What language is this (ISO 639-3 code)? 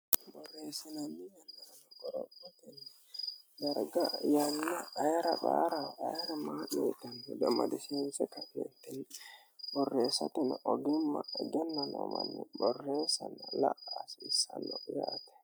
sid